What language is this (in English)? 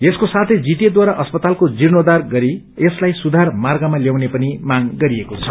Nepali